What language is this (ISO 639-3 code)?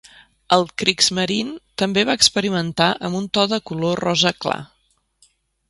cat